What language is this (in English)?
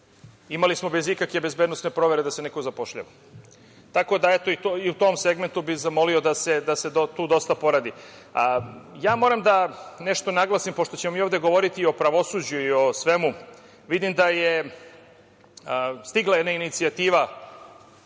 Serbian